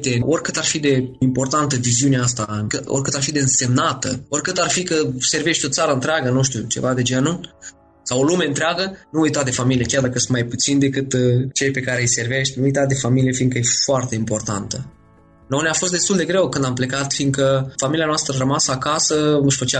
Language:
Romanian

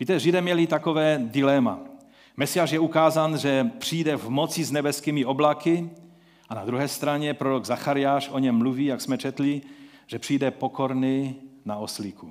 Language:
Czech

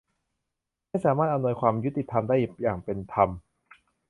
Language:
Thai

